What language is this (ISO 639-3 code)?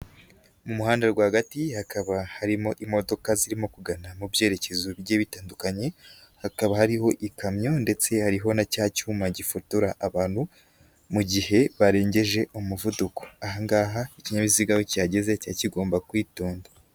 kin